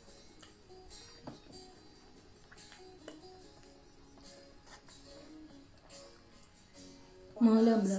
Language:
Thai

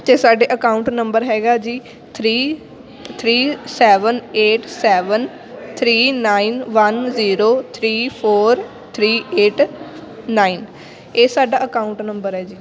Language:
Punjabi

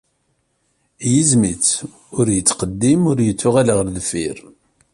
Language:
Kabyle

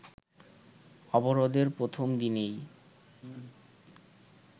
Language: Bangla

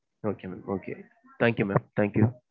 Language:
Tamil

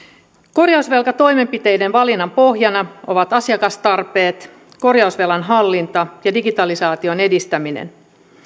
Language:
Finnish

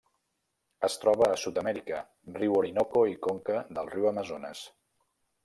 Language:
Catalan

